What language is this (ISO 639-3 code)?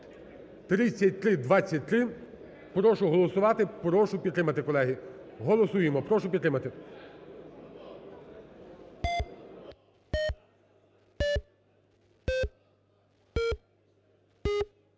ukr